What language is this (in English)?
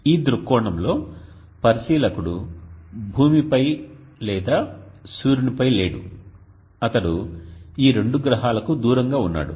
Telugu